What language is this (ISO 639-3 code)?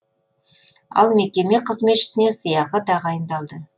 kaz